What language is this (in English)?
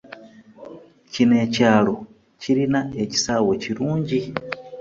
Ganda